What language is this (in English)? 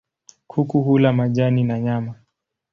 Swahili